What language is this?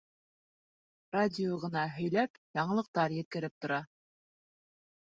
Bashkir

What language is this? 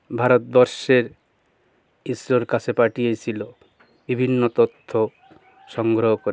Bangla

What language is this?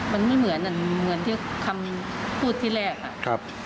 Thai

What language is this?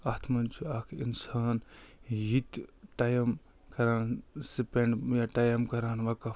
Kashmiri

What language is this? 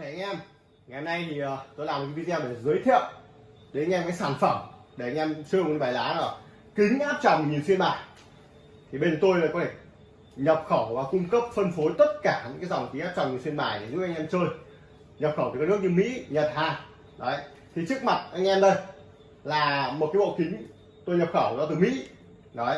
Vietnamese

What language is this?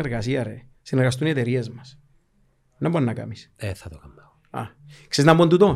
Greek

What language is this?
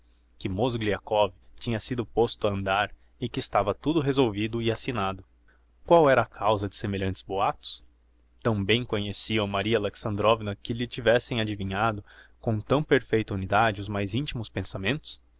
Portuguese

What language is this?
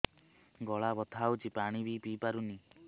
Odia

